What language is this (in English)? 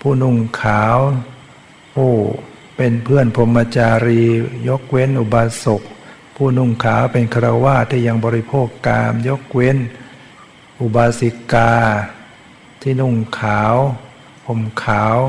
Thai